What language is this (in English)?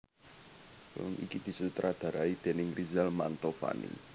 Javanese